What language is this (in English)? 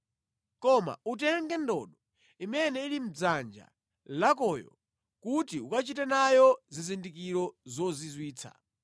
Nyanja